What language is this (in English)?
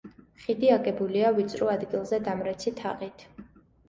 Georgian